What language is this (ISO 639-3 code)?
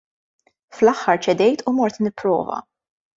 mlt